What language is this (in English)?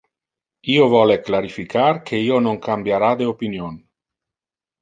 Interlingua